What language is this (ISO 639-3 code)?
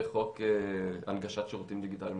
heb